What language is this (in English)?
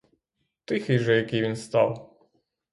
Ukrainian